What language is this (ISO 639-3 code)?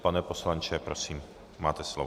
ces